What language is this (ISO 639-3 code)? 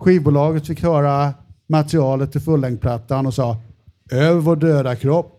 swe